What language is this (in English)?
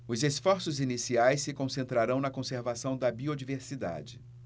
Portuguese